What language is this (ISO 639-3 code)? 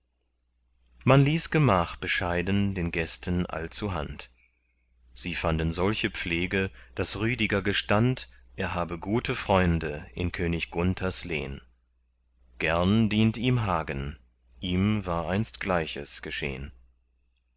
deu